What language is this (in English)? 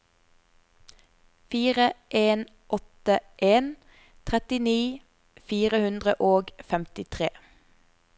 Norwegian